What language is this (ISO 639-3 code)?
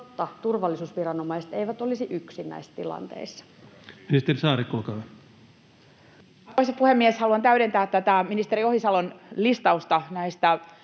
fin